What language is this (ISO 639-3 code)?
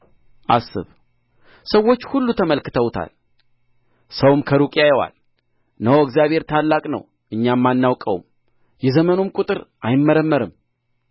amh